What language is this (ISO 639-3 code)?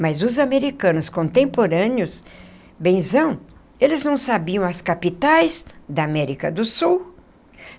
por